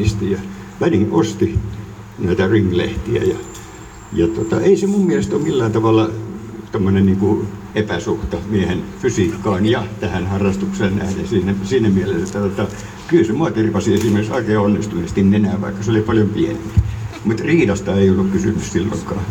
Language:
Finnish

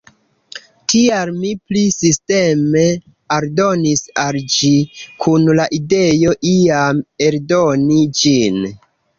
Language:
Esperanto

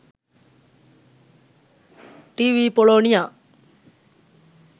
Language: Sinhala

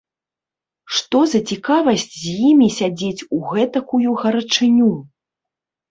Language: Belarusian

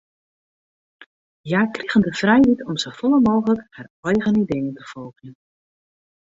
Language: Western Frisian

